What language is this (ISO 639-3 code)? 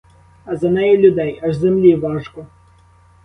ukr